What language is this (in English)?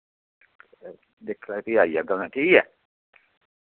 Dogri